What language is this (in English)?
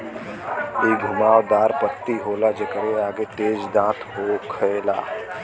Bhojpuri